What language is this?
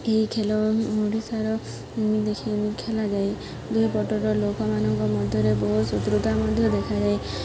Odia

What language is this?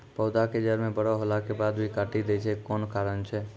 Maithili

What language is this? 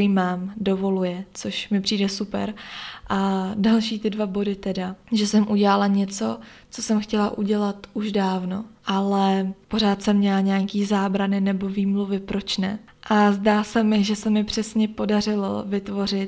Czech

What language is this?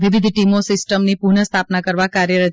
Gujarati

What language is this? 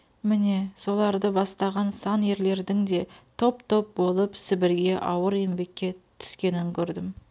Kazakh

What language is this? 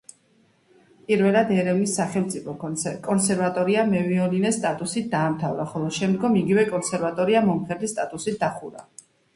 Georgian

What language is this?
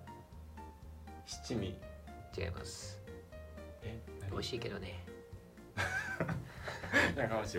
Japanese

